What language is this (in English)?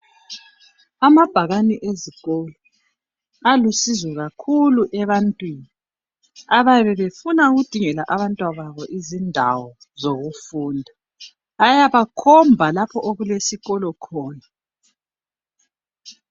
North Ndebele